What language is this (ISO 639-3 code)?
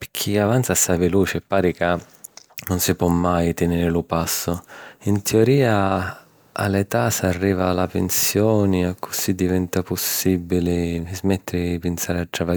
scn